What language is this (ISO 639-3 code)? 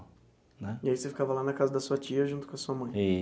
por